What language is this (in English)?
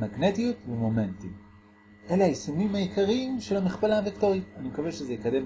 Hebrew